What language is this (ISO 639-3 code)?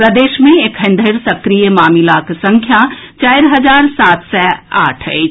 mai